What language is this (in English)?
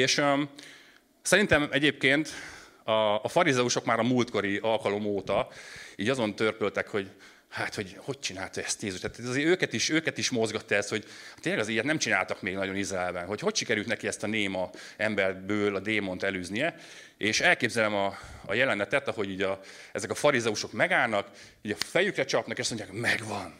Hungarian